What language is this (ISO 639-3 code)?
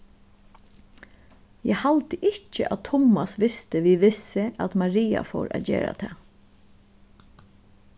fao